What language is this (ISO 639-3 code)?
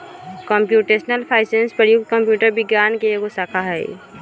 mag